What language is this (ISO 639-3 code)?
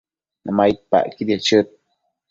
mcf